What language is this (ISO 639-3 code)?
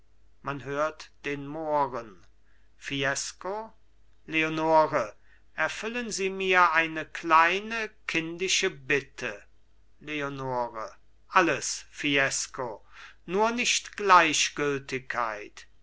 deu